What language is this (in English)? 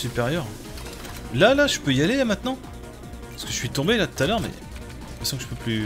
French